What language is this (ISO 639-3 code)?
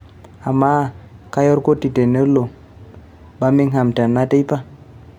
mas